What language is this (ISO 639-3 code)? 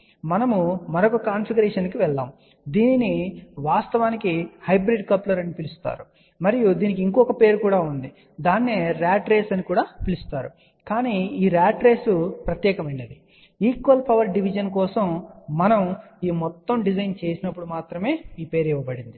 tel